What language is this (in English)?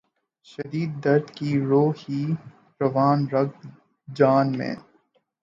Urdu